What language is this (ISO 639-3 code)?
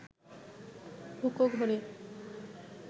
ben